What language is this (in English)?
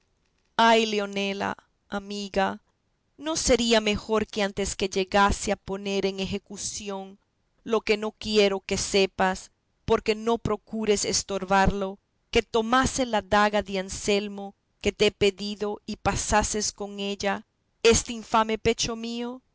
Spanish